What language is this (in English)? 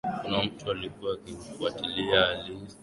Swahili